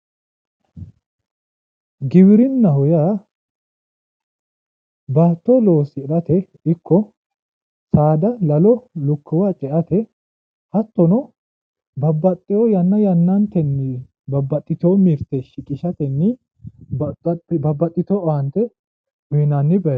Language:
Sidamo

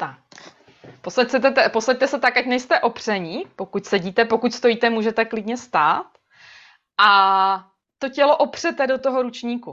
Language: Czech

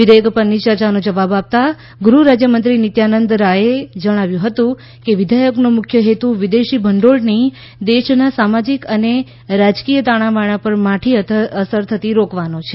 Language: Gujarati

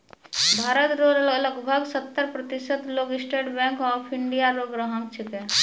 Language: Maithili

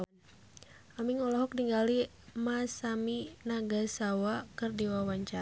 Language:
Sundanese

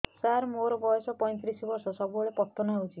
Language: Odia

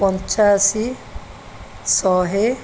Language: Odia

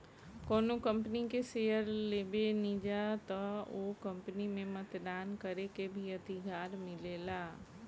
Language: Bhojpuri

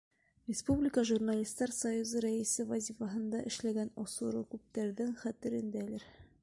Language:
Bashkir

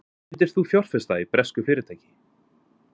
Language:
Icelandic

